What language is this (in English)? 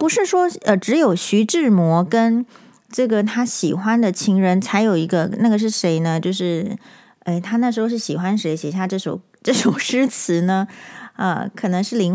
Chinese